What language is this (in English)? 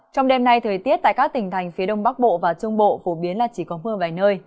Vietnamese